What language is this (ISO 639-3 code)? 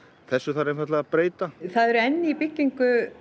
isl